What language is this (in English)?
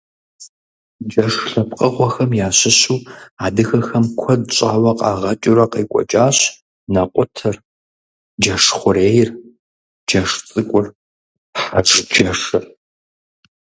Kabardian